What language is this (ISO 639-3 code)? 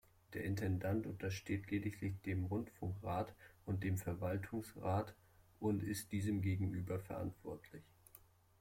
deu